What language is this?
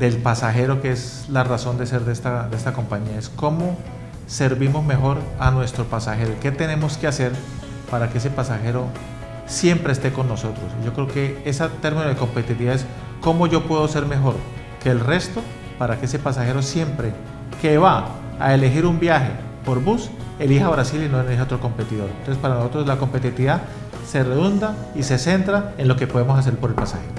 Spanish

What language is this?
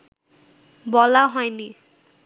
Bangla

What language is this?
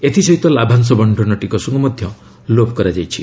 Odia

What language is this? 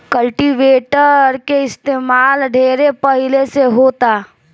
Bhojpuri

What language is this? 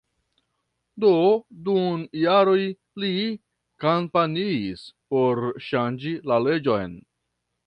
Esperanto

